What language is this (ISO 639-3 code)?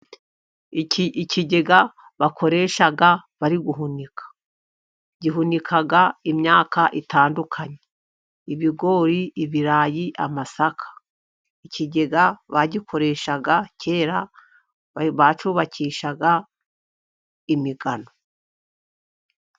kin